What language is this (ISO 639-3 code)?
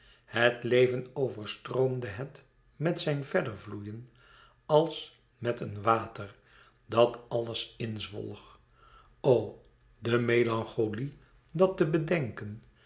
nld